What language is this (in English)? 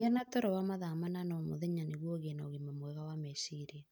Kikuyu